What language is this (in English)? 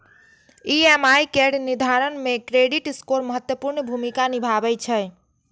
Maithili